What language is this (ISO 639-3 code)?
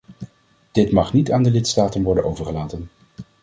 nld